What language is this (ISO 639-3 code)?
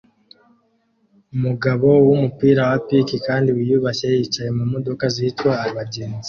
kin